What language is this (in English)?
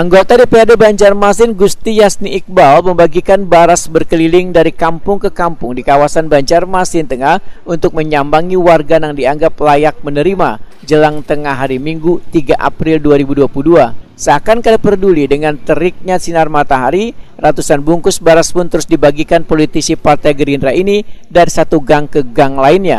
Indonesian